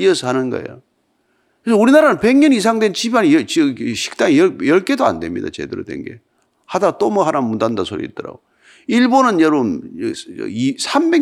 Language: Korean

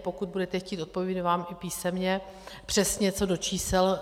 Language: Czech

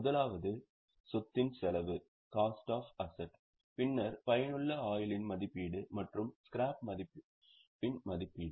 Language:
Tamil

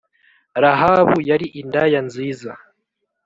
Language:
Kinyarwanda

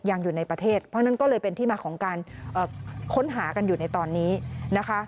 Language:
Thai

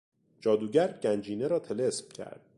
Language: Persian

